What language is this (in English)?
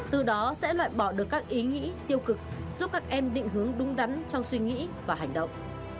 Vietnamese